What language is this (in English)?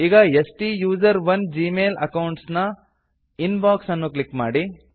Kannada